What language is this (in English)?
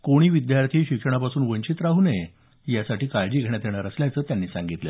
Marathi